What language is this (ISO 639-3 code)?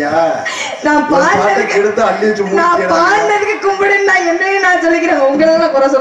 ara